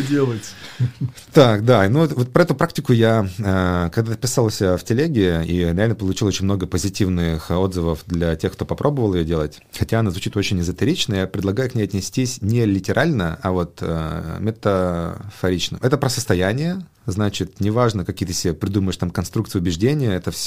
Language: Russian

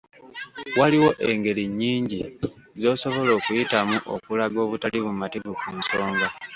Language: Ganda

